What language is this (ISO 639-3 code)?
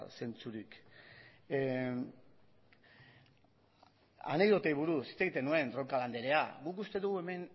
eus